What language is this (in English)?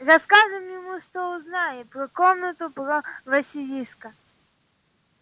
Russian